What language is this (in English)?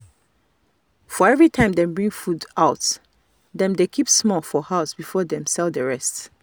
Nigerian Pidgin